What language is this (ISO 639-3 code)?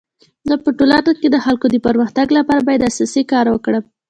pus